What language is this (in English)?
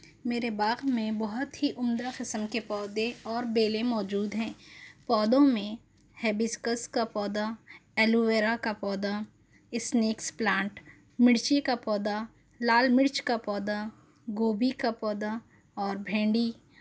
Urdu